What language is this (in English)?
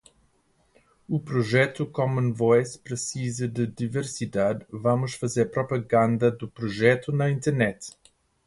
Portuguese